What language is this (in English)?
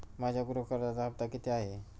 Marathi